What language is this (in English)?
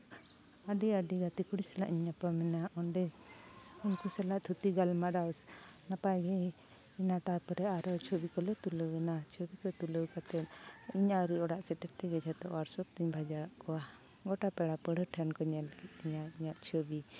Santali